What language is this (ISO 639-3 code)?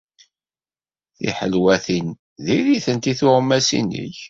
kab